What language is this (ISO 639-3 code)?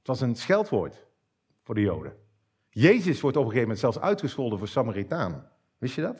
nld